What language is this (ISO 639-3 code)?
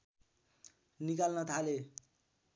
nep